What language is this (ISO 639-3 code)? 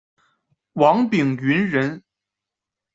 zho